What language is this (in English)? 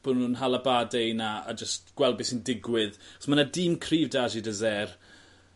Welsh